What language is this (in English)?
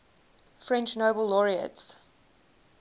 English